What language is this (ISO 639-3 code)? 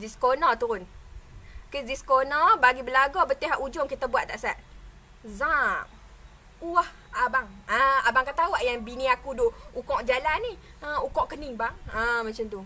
msa